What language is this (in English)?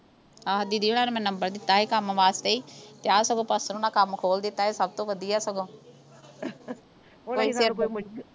Punjabi